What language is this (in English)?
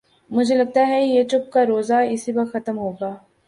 Urdu